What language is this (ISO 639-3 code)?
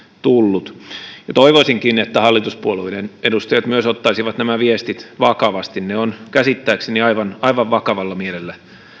fin